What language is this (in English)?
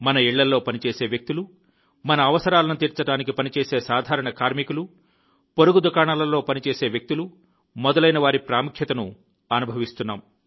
Telugu